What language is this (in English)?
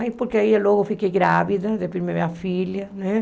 Portuguese